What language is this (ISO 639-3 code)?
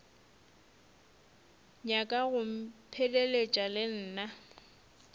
nso